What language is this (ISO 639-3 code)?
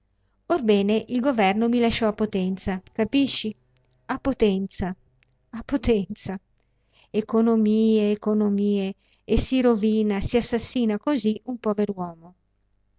ita